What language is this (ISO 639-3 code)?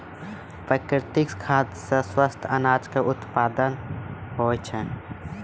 mai